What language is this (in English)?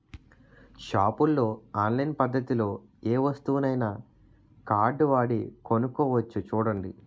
Telugu